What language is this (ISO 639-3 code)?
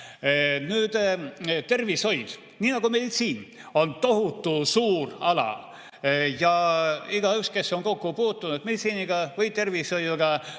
est